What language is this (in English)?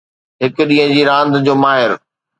Sindhi